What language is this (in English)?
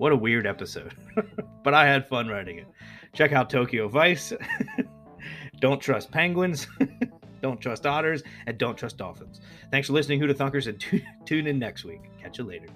English